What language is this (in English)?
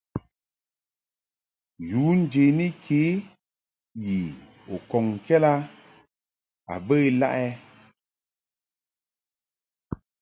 Mungaka